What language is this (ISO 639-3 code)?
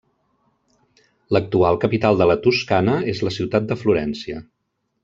cat